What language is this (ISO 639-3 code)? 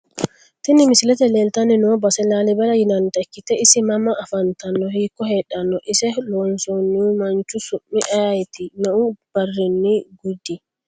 sid